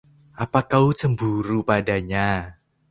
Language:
Indonesian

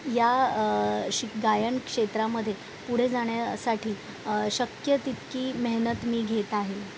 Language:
Marathi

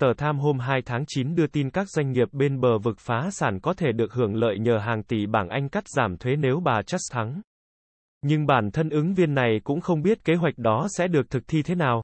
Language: Vietnamese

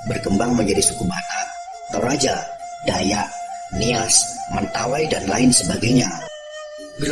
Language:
Indonesian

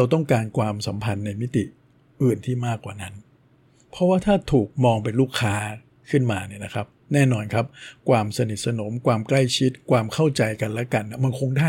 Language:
Thai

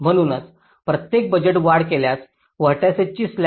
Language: Marathi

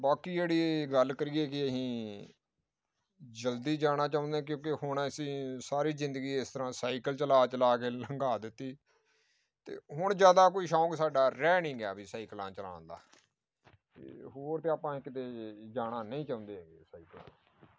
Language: Punjabi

